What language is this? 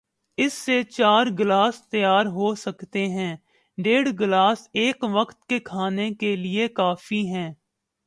Urdu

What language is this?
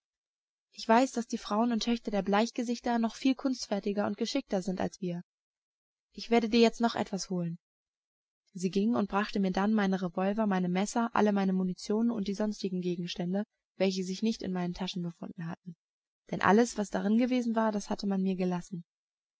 German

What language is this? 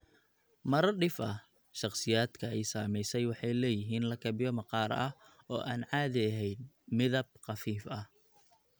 Somali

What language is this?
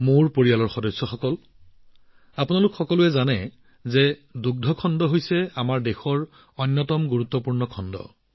Assamese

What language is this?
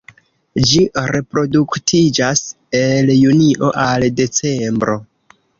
Esperanto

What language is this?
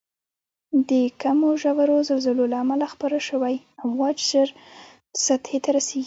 Pashto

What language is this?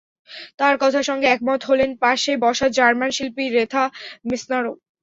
Bangla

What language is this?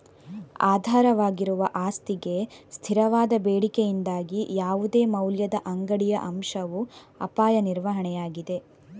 Kannada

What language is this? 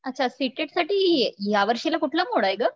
Marathi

